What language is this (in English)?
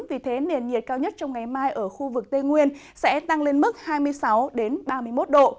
Vietnamese